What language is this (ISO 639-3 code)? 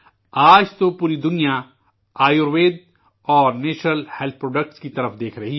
urd